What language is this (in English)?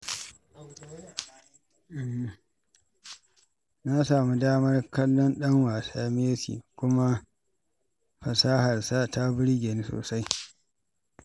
Hausa